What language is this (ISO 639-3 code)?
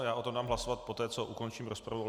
ces